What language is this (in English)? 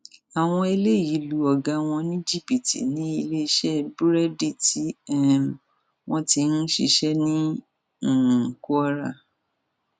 Yoruba